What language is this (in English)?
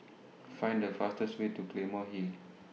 English